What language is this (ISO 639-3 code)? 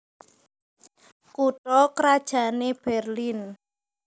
jav